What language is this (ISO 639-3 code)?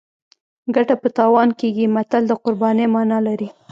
pus